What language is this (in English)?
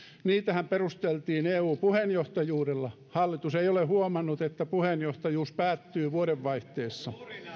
Finnish